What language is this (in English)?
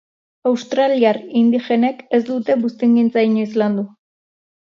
Basque